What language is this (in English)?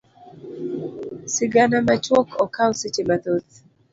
Luo (Kenya and Tanzania)